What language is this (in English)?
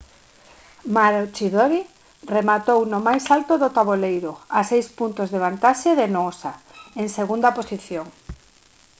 Galician